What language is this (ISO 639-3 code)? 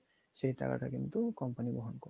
ben